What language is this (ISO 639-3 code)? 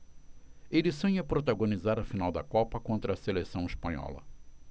por